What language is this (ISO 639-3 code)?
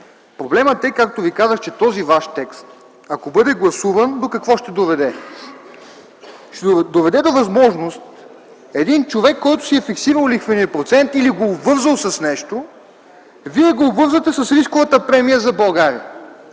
bul